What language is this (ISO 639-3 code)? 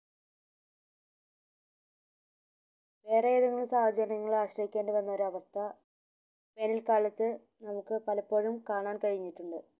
mal